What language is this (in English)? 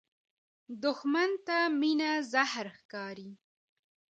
Pashto